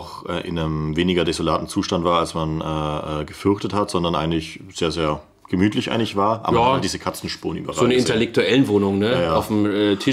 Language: German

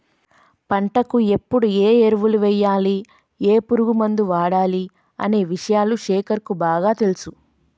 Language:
Telugu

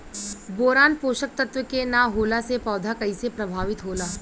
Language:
Bhojpuri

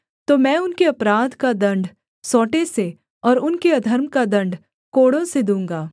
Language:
Hindi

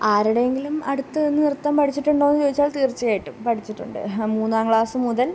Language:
Malayalam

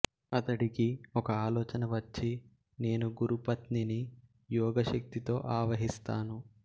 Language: Telugu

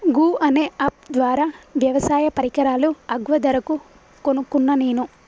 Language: Telugu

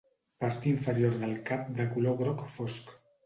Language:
Catalan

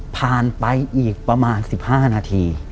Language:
Thai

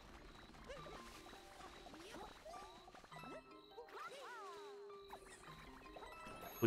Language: English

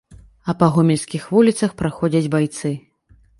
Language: Belarusian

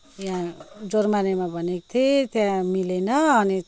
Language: Nepali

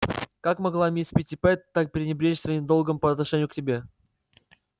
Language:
Russian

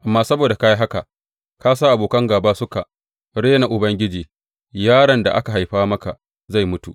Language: Hausa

